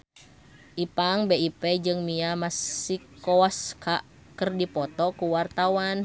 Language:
Sundanese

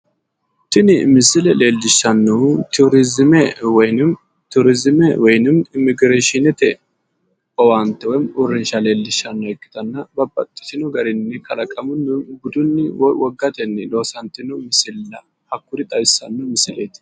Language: Sidamo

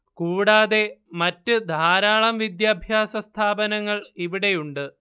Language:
Malayalam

